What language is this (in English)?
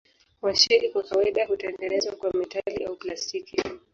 Swahili